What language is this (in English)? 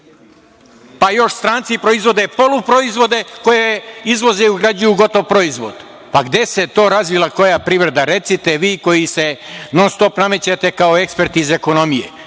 Serbian